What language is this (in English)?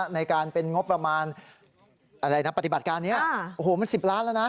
Thai